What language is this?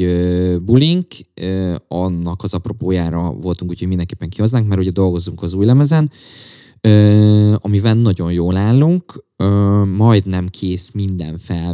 Hungarian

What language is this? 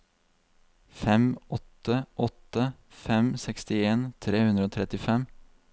Norwegian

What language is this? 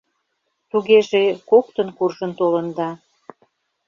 Mari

